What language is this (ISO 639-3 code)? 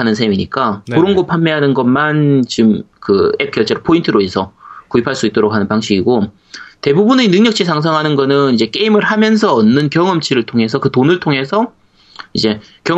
kor